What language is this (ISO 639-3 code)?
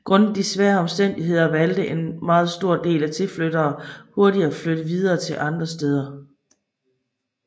dan